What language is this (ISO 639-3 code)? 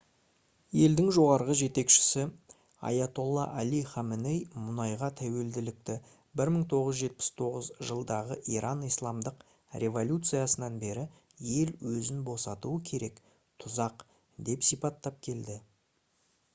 kaz